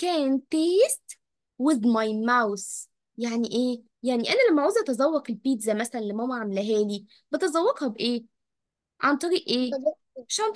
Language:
Arabic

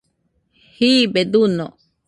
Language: Nüpode Huitoto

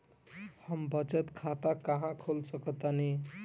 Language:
Bhojpuri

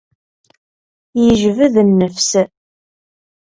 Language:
Kabyle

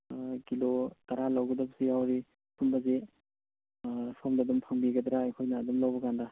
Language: Manipuri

